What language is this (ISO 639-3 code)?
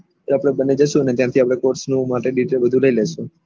guj